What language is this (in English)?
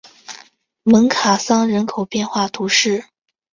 Chinese